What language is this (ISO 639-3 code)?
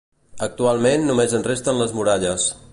cat